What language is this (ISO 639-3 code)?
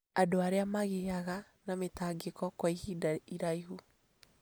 kik